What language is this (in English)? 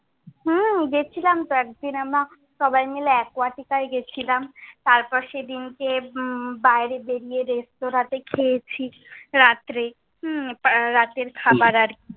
Bangla